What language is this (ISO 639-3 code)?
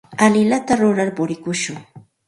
qxt